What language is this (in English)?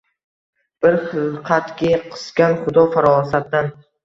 Uzbek